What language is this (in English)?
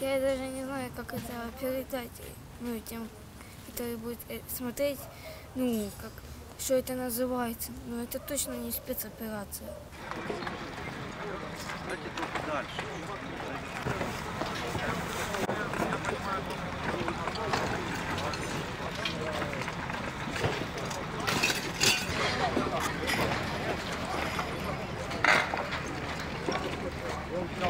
Russian